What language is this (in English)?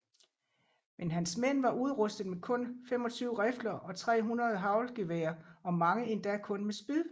Danish